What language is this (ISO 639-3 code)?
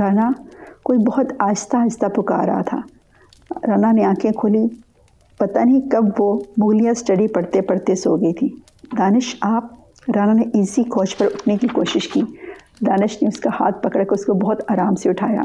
urd